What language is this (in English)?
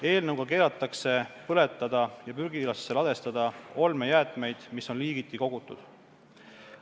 Estonian